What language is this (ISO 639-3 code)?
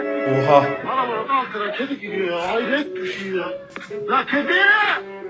tur